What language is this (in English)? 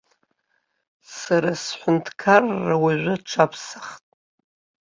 Abkhazian